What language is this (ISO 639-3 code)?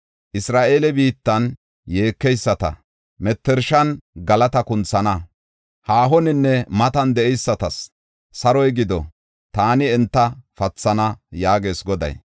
gof